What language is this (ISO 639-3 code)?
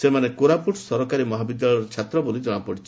ori